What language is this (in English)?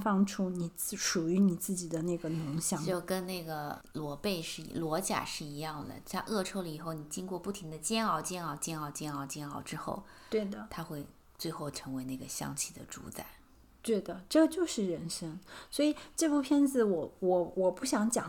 Chinese